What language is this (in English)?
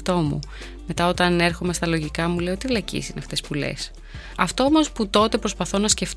Greek